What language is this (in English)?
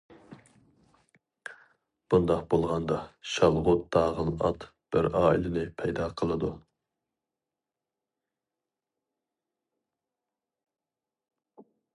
Uyghur